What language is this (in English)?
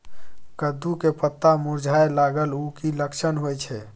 Maithili